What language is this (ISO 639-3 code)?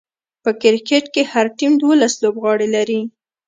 pus